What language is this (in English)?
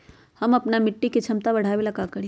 Magahi